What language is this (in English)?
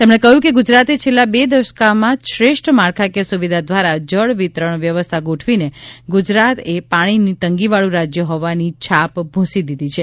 Gujarati